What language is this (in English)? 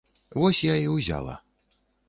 Belarusian